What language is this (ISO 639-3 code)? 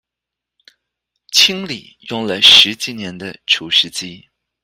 zho